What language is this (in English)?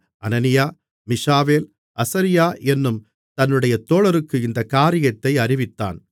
Tamil